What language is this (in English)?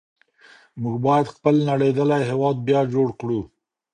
Pashto